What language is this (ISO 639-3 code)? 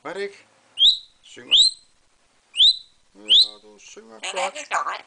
dan